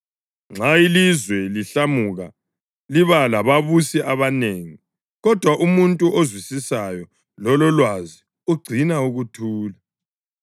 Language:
North Ndebele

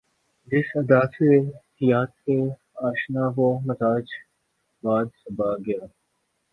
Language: Urdu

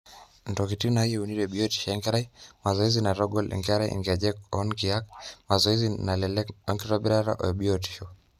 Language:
Masai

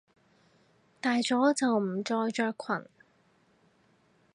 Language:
Cantonese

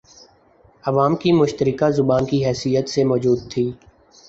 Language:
Urdu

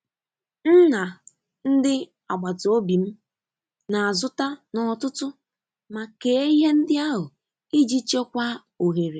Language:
Igbo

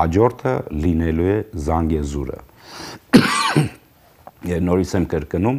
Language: Romanian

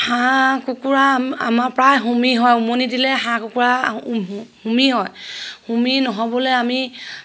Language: Assamese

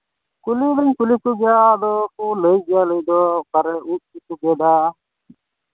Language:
Santali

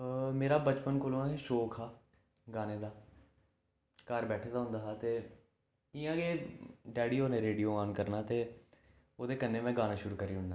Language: Dogri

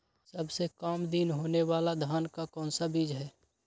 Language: Magahi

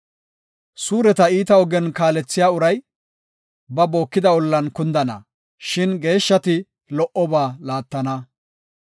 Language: Gofa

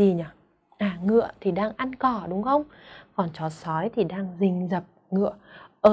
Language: Vietnamese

